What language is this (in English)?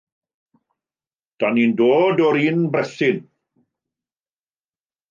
Welsh